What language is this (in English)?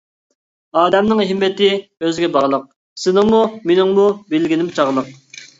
Uyghur